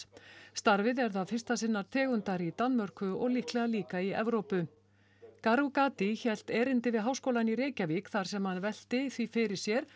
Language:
Icelandic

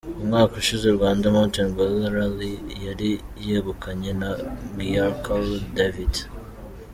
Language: Kinyarwanda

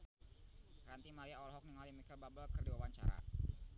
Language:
Sundanese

